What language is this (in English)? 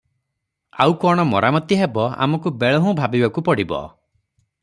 Odia